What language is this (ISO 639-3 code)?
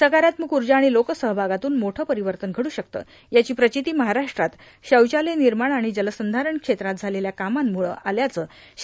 mar